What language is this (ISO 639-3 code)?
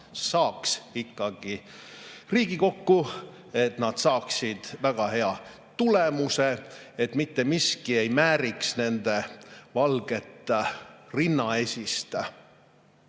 est